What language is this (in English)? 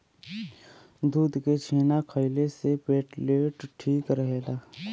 Bhojpuri